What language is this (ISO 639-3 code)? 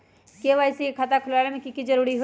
mag